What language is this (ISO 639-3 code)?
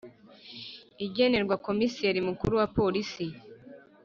kin